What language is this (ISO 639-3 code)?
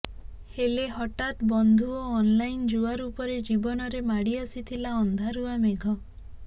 ori